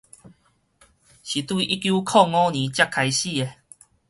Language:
Min Nan Chinese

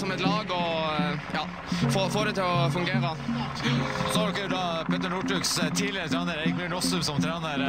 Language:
Norwegian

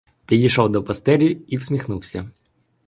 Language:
Ukrainian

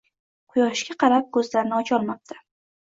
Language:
Uzbek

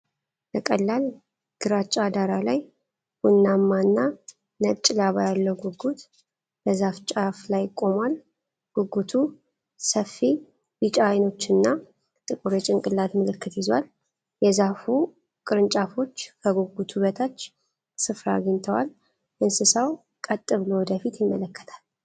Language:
Amharic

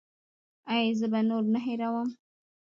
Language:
Pashto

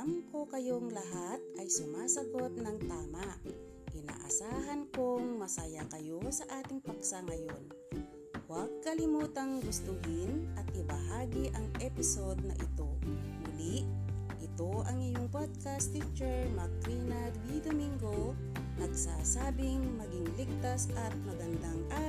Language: Filipino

